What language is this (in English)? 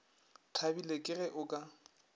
Northern Sotho